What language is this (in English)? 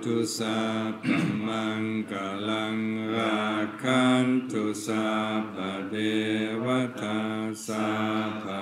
Thai